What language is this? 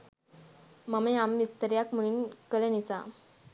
Sinhala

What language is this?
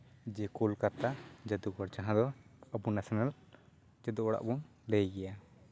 Santali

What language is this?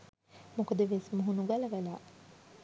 Sinhala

